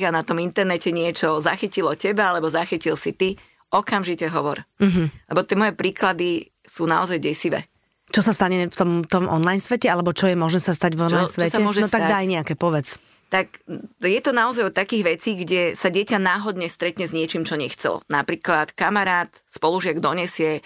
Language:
Slovak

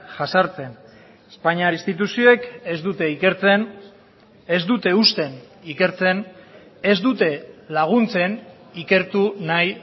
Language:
Basque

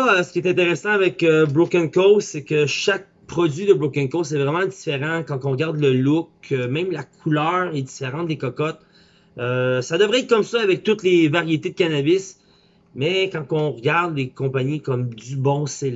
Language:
French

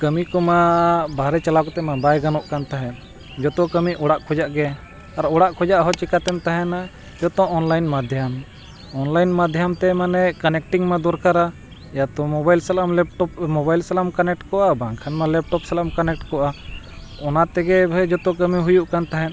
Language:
Santali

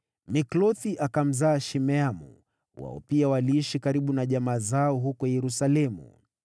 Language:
Swahili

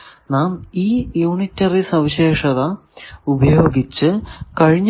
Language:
Malayalam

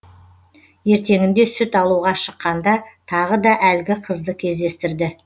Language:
Kazakh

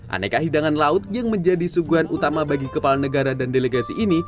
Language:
Indonesian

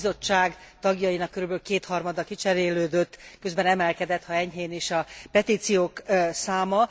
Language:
Hungarian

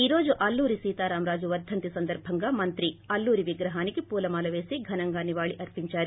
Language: Telugu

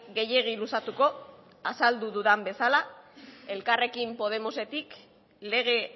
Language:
Basque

